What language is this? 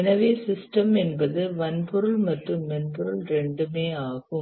Tamil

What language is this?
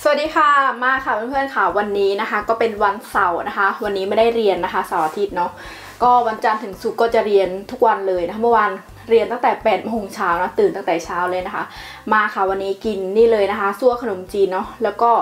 Thai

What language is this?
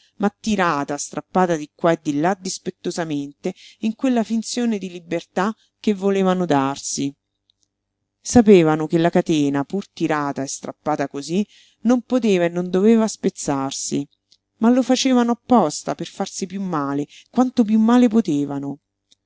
Italian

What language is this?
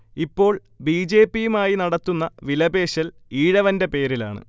Malayalam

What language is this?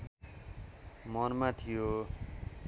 Nepali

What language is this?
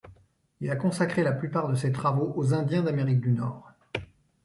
French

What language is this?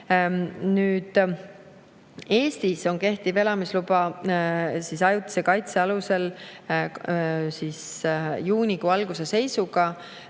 Estonian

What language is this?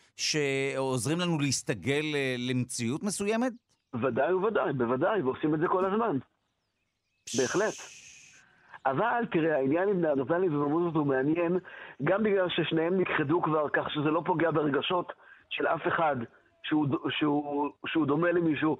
Hebrew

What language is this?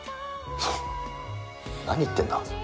Japanese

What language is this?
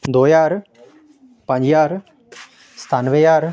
Dogri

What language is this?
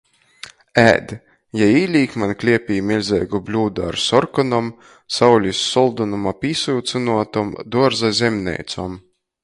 Latgalian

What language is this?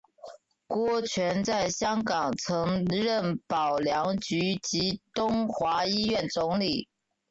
Chinese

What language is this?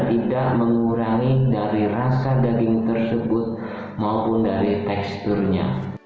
Indonesian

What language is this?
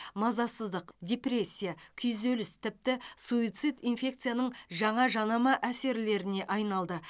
Kazakh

